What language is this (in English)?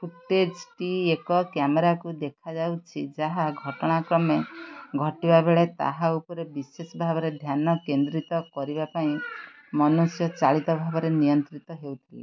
Odia